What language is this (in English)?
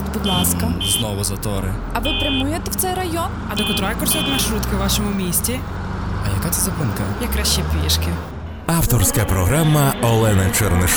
Ukrainian